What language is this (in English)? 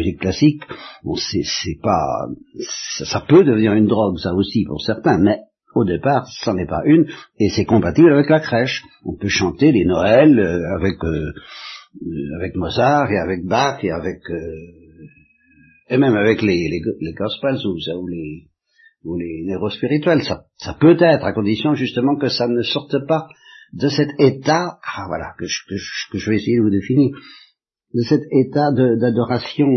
French